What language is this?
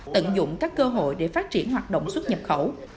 Vietnamese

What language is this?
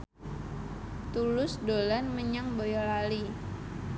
Javanese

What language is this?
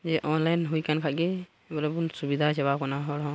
Santali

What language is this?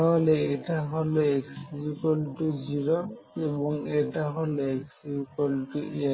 Bangla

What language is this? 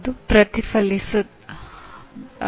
Kannada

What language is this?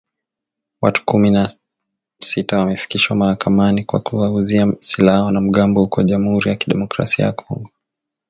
Swahili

